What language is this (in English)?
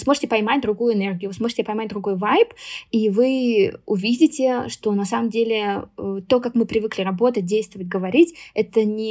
Russian